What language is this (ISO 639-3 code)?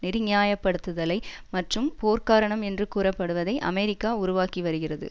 tam